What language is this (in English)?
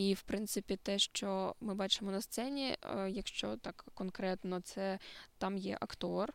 Ukrainian